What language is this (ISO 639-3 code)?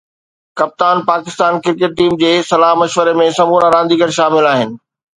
snd